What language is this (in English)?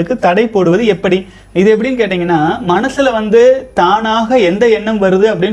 Tamil